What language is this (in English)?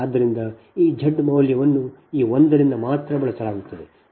Kannada